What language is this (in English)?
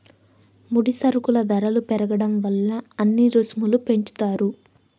Telugu